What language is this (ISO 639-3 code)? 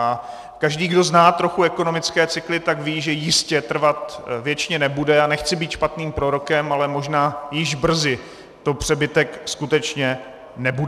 ces